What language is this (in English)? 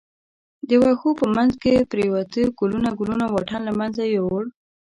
Pashto